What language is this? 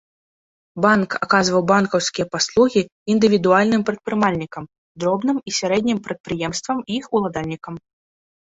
Belarusian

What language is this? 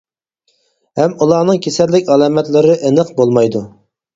Uyghur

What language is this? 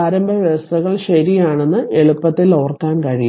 Malayalam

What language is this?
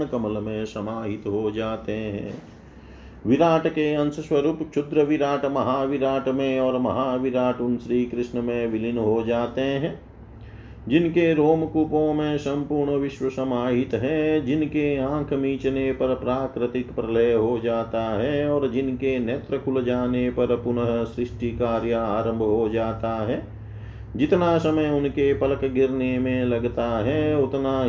Hindi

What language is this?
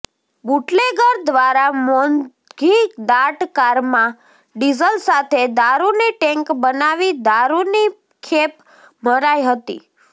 Gujarati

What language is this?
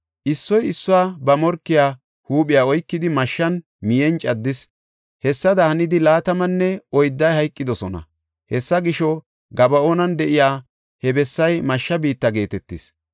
Gofa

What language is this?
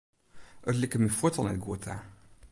Western Frisian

